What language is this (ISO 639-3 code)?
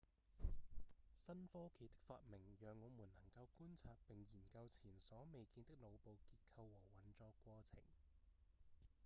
yue